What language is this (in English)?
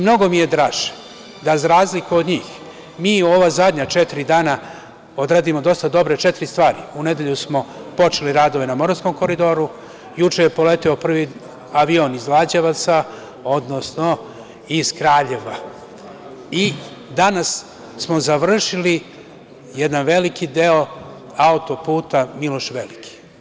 Serbian